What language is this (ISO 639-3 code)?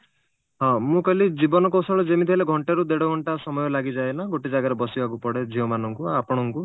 ori